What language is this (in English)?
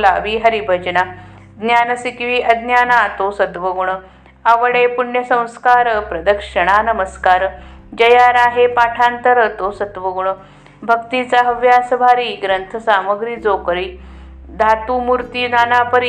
Marathi